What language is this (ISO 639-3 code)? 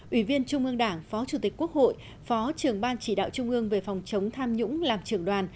vie